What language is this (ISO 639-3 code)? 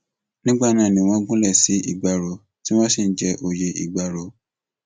yor